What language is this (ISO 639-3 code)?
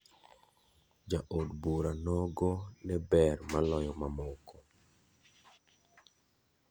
luo